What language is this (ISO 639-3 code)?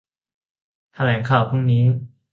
tha